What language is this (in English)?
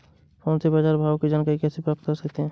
Hindi